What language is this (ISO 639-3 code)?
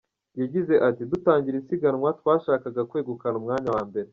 kin